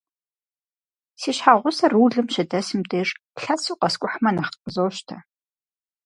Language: Kabardian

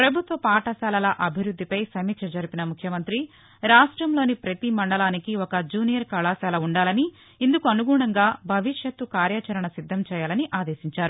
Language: Telugu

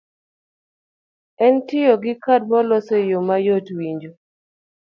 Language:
Luo (Kenya and Tanzania)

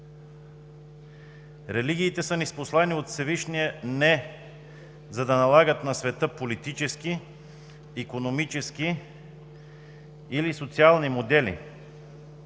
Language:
Bulgarian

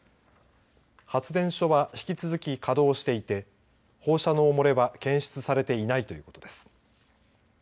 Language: Japanese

